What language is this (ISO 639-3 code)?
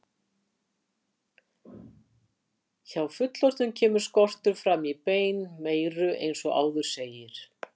isl